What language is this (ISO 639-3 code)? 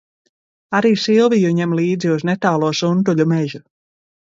lav